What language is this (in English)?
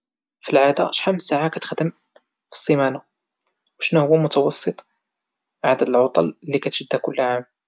Moroccan Arabic